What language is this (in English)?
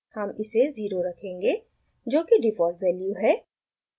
Hindi